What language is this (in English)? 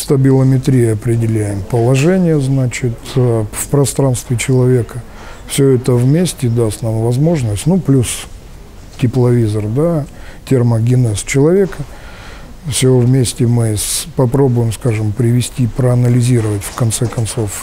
Russian